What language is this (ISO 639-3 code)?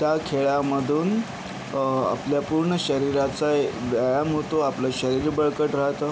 mar